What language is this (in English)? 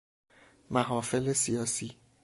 Persian